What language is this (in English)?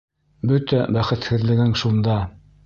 Bashkir